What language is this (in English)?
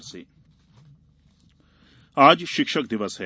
Hindi